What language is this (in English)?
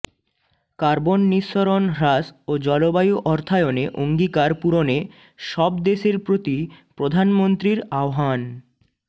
Bangla